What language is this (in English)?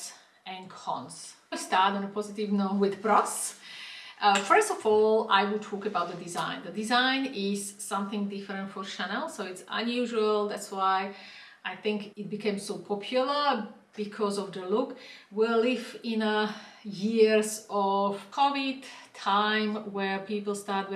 English